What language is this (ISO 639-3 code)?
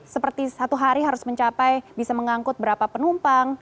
ind